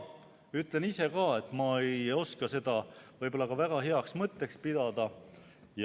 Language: Estonian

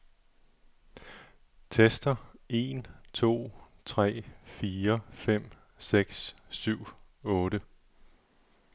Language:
Danish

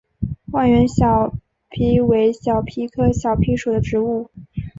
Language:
Chinese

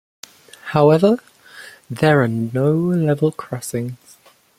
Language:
English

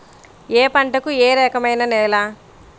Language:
Telugu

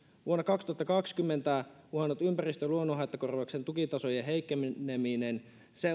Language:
Finnish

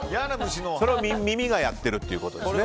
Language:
Japanese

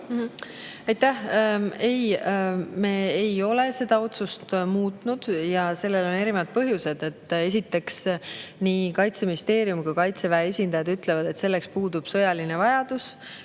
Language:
Estonian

